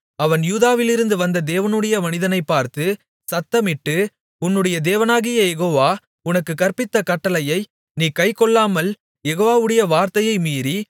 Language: Tamil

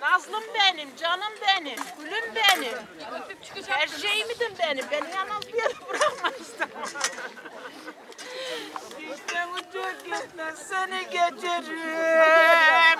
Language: Turkish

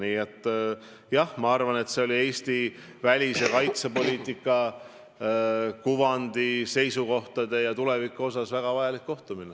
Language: Estonian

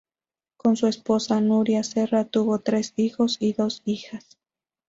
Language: Spanish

